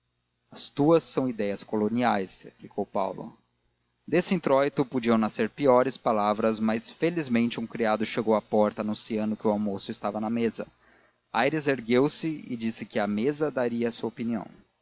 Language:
Portuguese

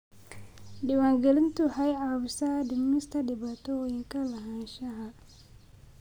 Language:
Somali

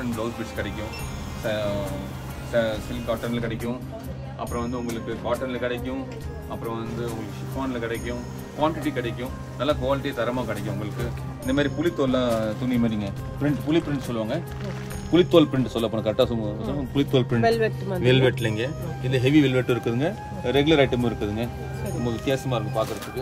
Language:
Tamil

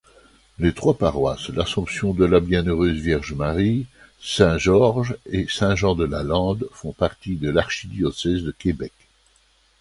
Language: French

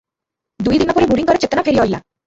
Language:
Odia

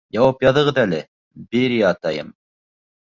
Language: Bashkir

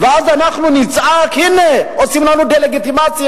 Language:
Hebrew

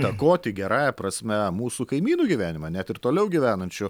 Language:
Lithuanian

